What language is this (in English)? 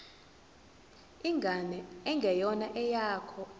Zulu